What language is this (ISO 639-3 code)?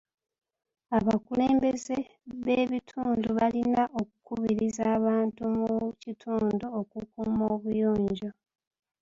lug